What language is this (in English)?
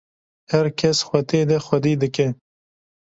Kurdish